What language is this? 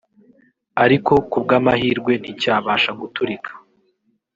Kinyarwanda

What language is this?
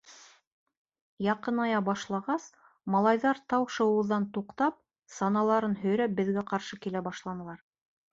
Bashkir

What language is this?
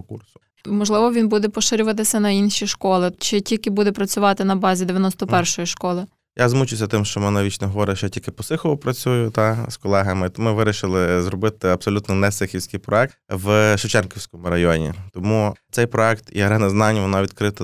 Ukrainian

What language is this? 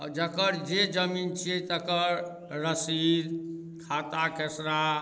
Maithili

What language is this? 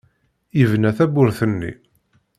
Kabyle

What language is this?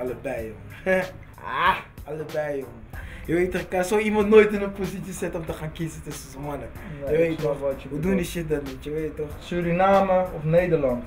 Dutch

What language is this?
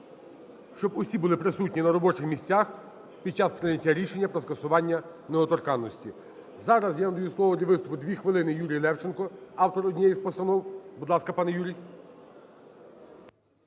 Ukrainian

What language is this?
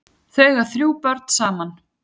Icelandic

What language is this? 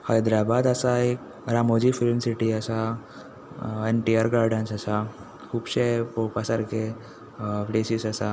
Konkani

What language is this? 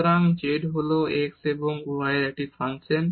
Bangla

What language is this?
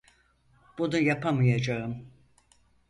Turkish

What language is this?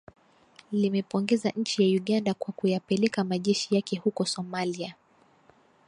Swahili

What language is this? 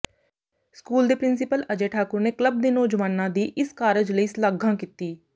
Punjabi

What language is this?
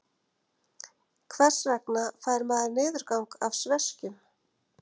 Icelandic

